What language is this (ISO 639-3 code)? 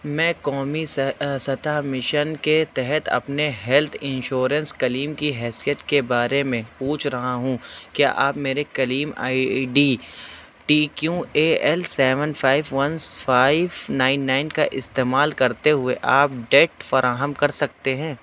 urd